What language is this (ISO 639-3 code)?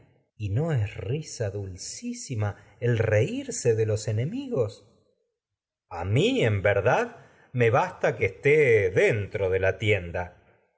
spa